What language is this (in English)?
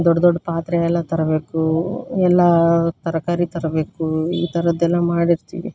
Kannada